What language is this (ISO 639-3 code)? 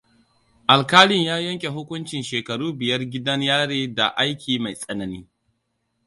hau